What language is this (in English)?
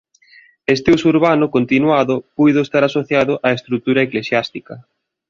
Galician